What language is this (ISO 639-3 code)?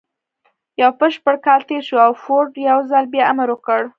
pus